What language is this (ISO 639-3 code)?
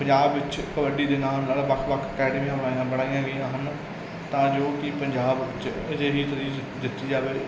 pan